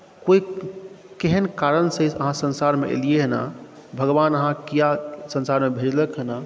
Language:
Maithili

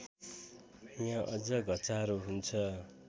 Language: Nepali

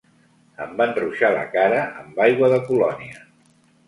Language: Catalan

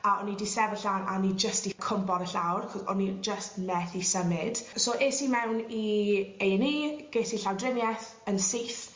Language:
Welsh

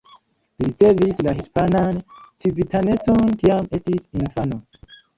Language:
Esperanto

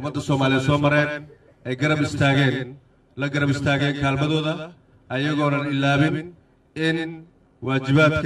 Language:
Arabic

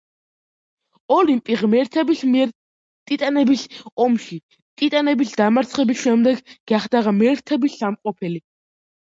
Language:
Georgian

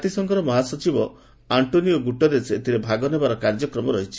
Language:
Odia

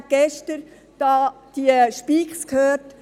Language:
Swiss German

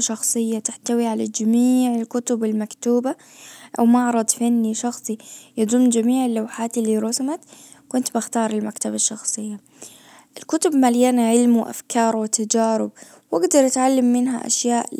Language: Najdi Arabic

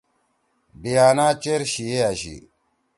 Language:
Torwali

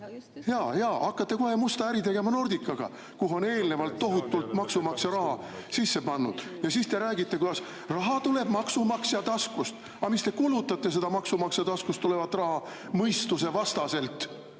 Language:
Estonian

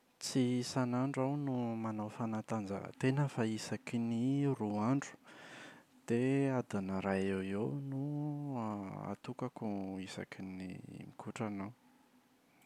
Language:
Malagasy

